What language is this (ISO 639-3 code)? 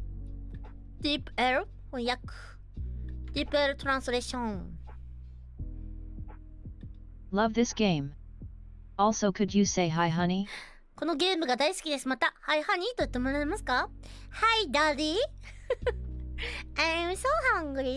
jpn